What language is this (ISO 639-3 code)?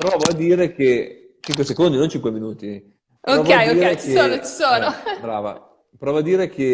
ita